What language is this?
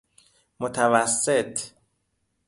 Persian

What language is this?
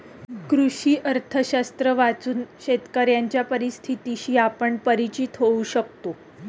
Marathi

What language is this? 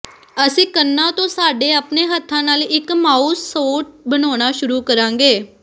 Punjabi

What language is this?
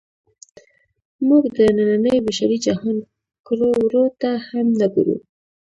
Pashto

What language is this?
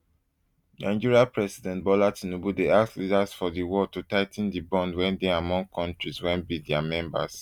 Nigerian Pidgin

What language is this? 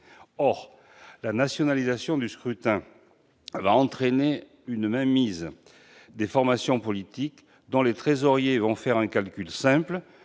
French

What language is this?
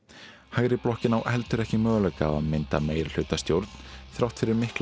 Icelandic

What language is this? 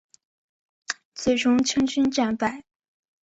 Chinese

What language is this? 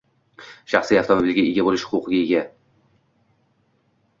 Uzbek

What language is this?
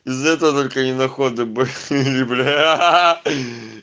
Russian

